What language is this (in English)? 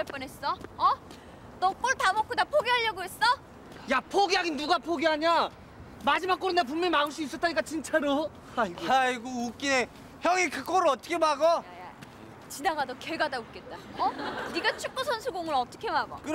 Korean